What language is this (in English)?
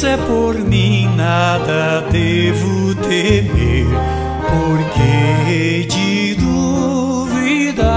Romanian